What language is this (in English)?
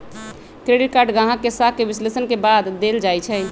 Magahi